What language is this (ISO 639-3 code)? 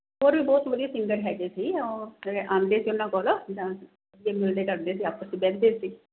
pan